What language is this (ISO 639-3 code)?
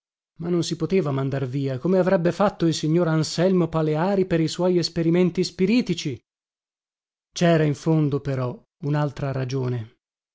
ita